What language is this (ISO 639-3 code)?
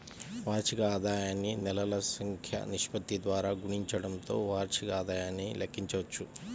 tel